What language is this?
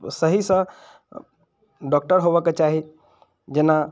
Maithili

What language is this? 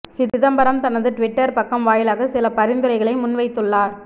Tamil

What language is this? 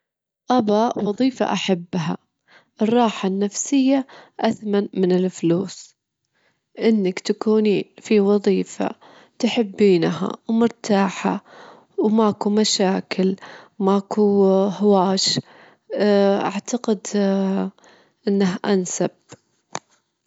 Gulf Arabic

